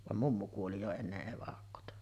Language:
Finnish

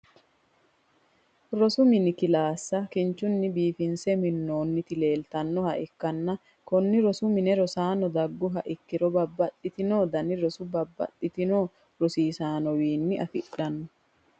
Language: Sidamo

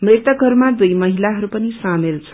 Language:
Nepali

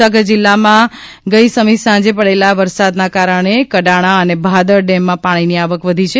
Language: Gujarati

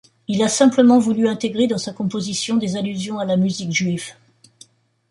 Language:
French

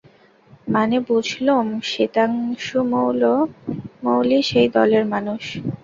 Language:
Bangla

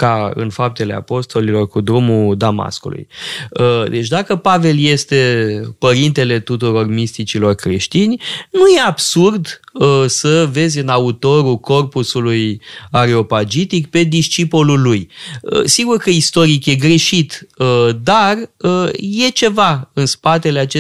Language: Romanian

